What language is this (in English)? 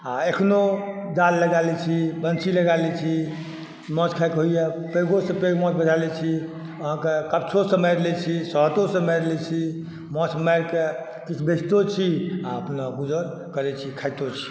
Maithili